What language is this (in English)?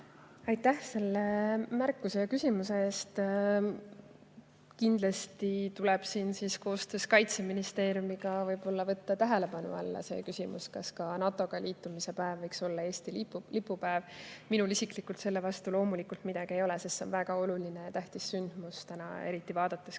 Estonian